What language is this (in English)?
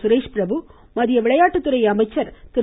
Tamil